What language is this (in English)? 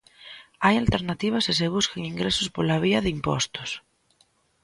Galician